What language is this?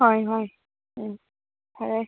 Manipuri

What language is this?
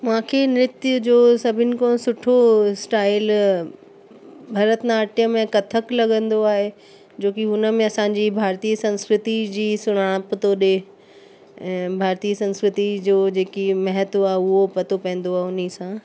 Sindhi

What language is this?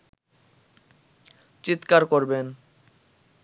Bangla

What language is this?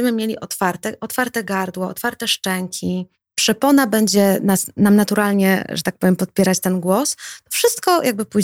Polish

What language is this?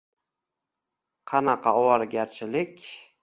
Uzbek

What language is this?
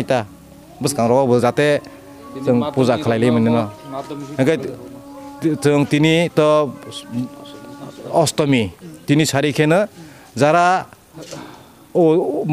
Thai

